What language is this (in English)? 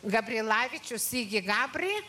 Lithuanian